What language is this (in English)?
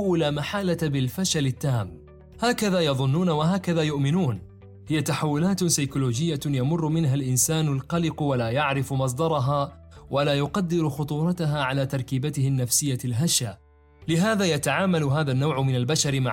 Arabic